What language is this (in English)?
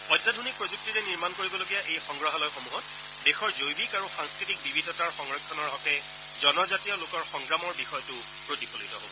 Assamese